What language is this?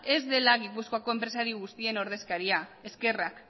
Basque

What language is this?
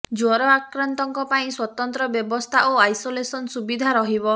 Odia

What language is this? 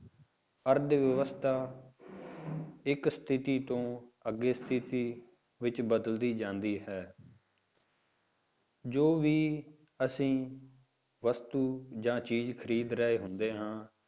Punjabi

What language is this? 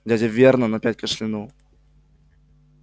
Russian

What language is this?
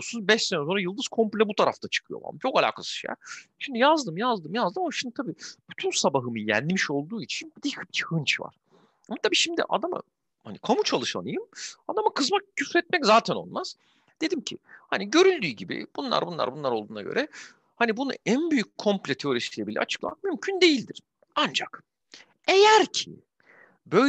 Turkish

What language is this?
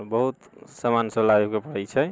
Maithili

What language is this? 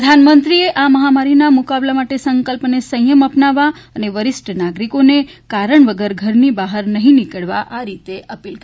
Gujarati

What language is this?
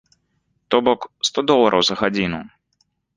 Belarusian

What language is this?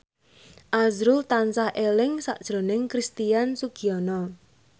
Javanese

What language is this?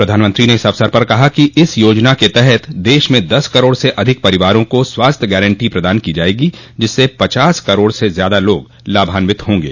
Hindi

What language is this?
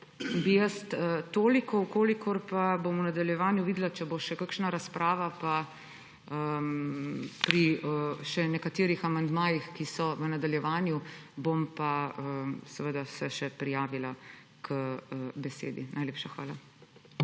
Slovenian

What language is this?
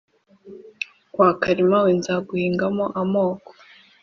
Kinyarwanda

